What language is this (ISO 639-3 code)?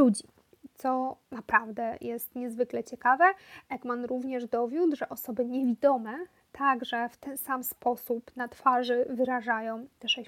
pol